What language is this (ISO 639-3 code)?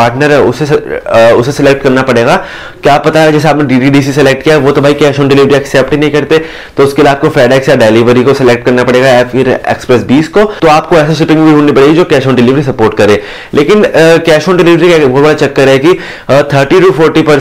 hin